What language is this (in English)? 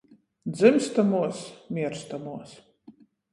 Latgalian